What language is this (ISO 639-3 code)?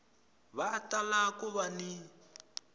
tso